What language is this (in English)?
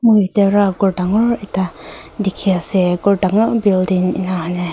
Naga Pidgin